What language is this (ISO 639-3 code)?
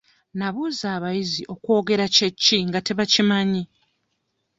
lug